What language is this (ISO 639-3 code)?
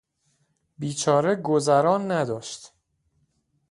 fas